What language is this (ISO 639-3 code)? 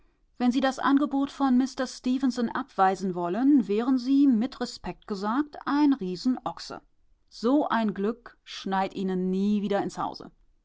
deu